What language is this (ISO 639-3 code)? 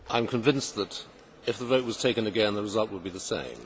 eng